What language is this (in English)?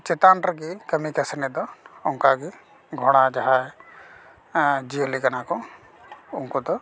Santali